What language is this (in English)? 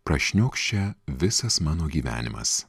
Lithuanian